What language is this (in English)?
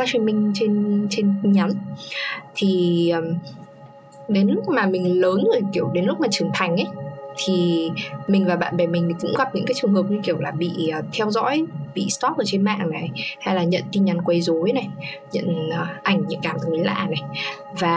Vietnamese